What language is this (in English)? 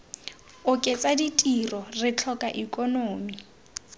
Tswana